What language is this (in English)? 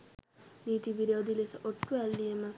Sinhala